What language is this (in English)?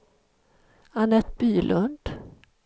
Swedish